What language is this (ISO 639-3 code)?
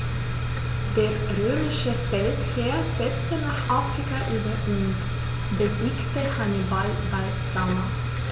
deu